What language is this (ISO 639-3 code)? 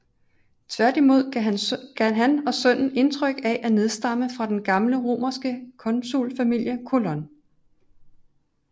dan